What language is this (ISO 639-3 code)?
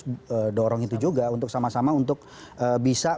ind